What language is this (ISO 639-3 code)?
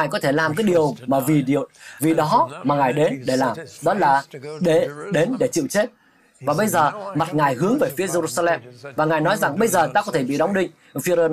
vie